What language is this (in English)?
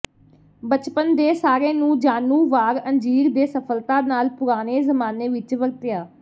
Punjabi